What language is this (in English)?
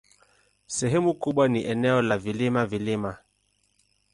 Swahili